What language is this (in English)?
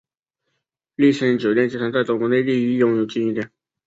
Chinese